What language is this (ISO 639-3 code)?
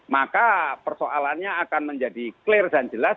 ind